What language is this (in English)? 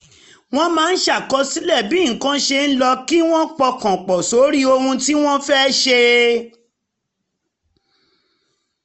Yoruba